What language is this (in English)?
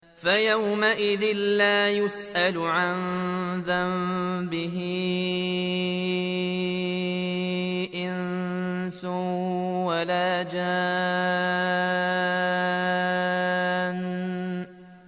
Arabic